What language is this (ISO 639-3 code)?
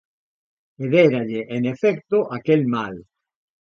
glg